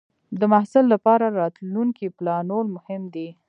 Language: Pashto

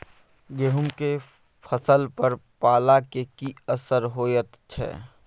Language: Maithili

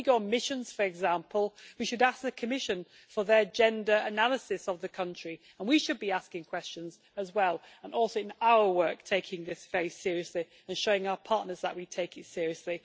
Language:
English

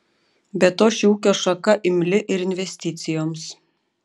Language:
Lithuanian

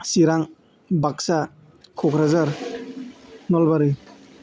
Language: Bodo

